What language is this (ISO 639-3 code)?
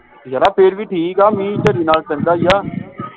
pan